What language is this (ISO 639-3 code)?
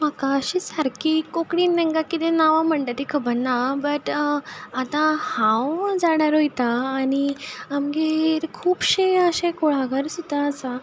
kok